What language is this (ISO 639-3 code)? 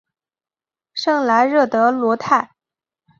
zho